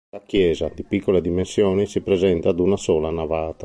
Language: Italian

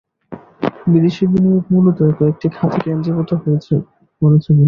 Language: Bangla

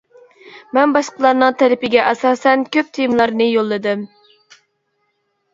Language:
Uyghur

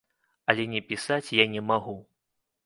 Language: Belarusian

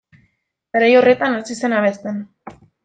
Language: Basque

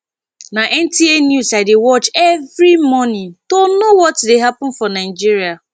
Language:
Nigerian Pidgin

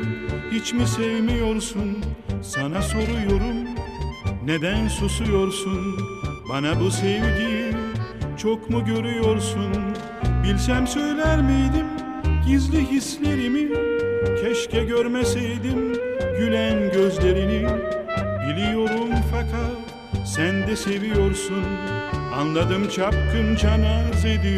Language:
Turkish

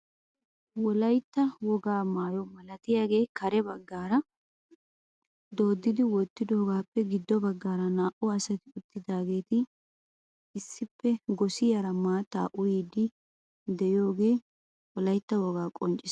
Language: Wolaytta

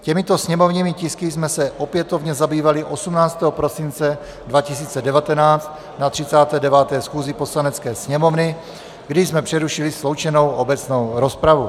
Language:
Czech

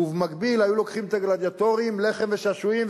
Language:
Hebrew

